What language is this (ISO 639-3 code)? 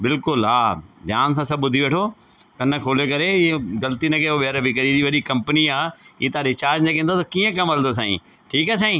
snd